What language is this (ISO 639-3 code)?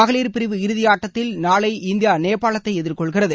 tam